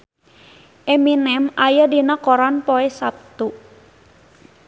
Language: Sundanese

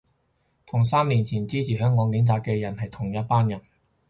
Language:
Cantonese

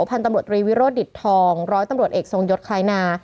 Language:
Thai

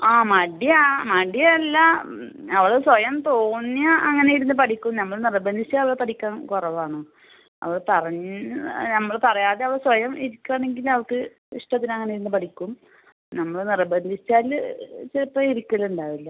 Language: Malayalam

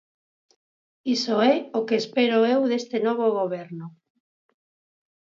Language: Galician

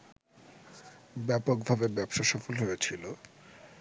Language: Bangla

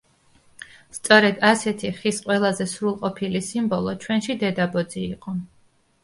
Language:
Georgian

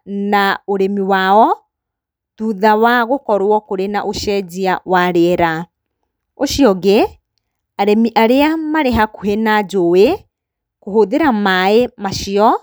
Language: Kikuyu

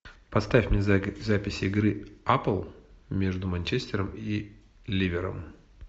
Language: Russian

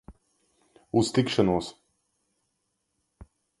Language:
Latvian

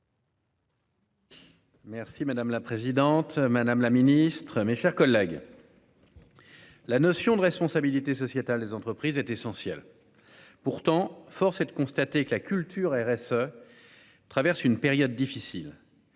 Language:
French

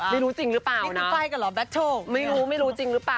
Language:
Thai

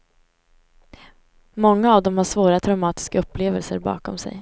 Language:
Swedish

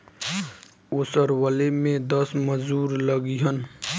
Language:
Bhojpuri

